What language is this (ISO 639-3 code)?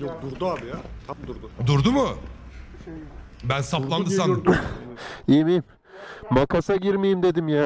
tur